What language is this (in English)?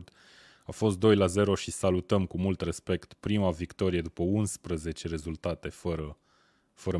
Romanian